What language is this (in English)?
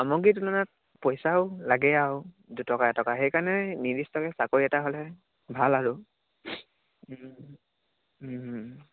Assamese